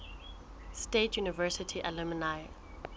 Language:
Southern Sotho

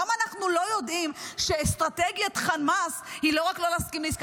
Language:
Hebrew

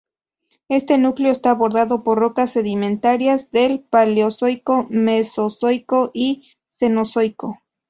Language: Spanish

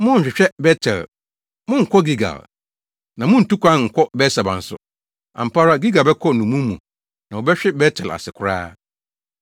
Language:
Akan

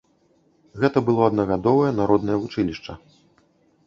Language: Belarusian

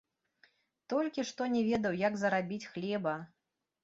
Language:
Belarusian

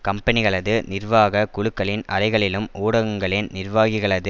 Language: Tamil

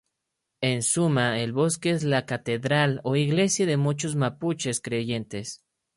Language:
Spanish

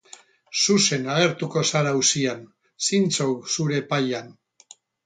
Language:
Basque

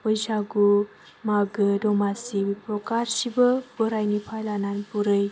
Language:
Bodo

